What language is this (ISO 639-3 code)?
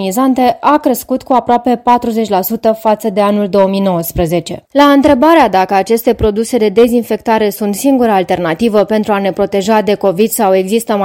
ron